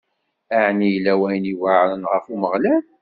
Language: Kabyle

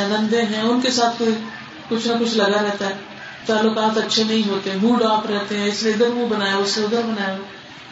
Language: Urdu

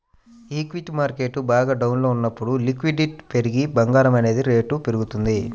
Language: Telugu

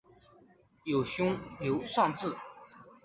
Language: Chinese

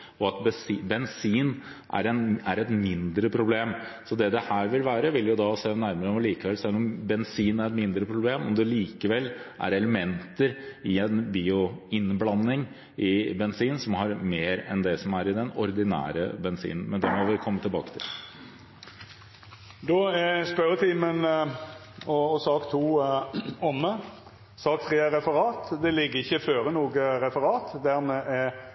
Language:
Norwegian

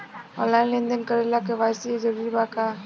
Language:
Bhojpuri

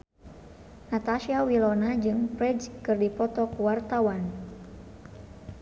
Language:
Sundanese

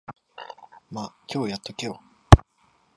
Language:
Japanese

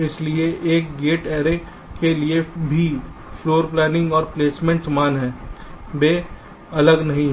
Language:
Hindi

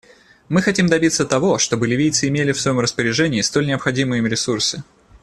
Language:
Russian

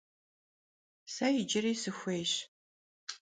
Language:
Kabardian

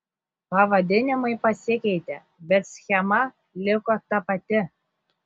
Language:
Lithuanian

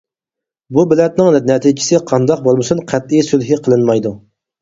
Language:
Uyghur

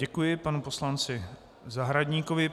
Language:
Czech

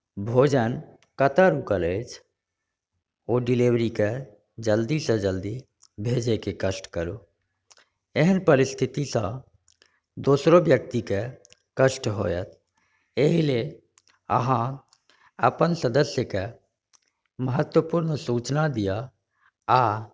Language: Maithili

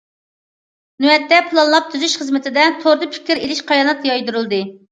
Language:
Uyghur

